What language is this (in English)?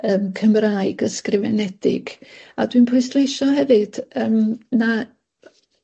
Welsh